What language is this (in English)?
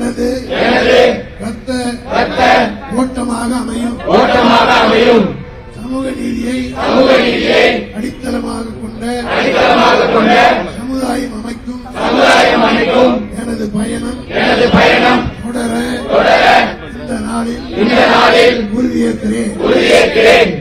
Tamil